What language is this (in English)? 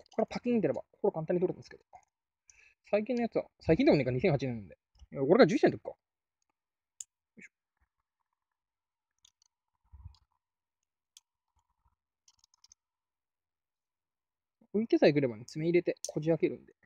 Japanese